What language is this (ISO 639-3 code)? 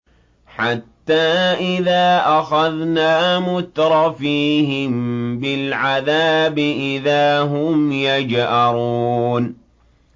ara